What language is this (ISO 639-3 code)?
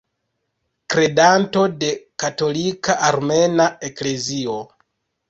epo